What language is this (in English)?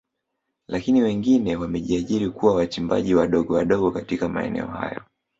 Swahili